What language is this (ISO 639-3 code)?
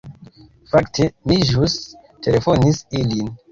epo